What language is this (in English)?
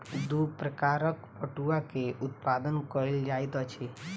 Maithili